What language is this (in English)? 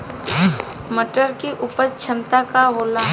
Bhojpuri